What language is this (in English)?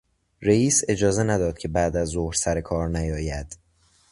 Persian